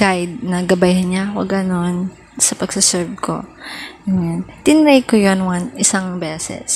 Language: Filipino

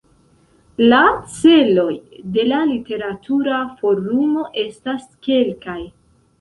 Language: Esperanto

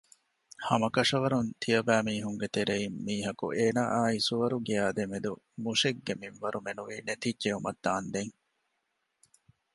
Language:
Divehi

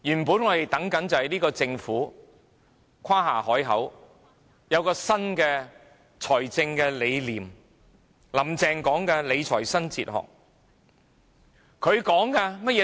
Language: Cantonese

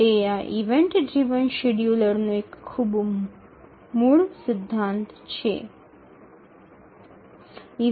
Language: Bangla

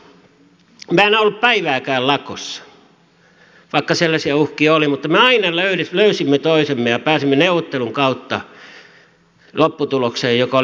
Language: Finnish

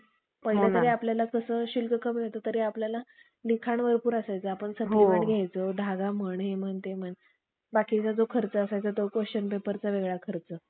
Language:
Marathi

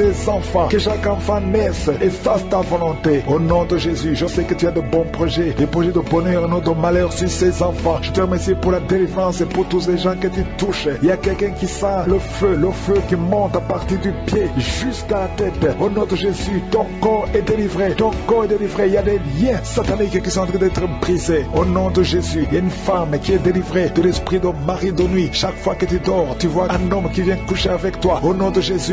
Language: French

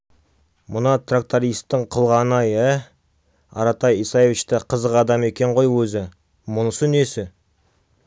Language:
Kazakh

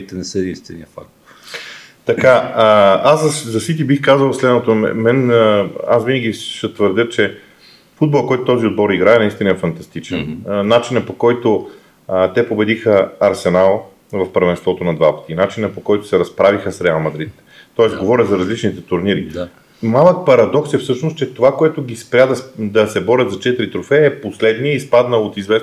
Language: Bulgarian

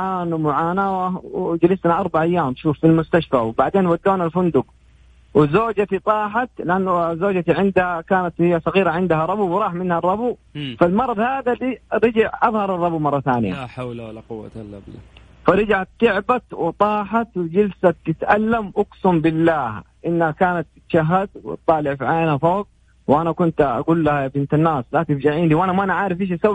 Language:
Arabic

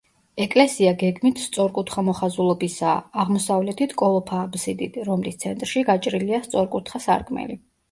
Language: Georgian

